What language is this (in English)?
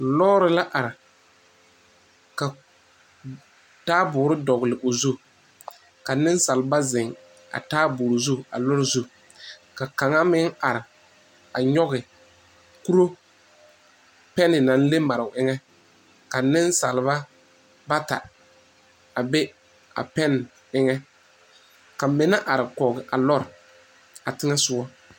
Southern Dagaare